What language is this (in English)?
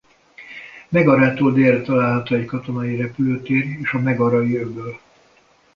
Hungarian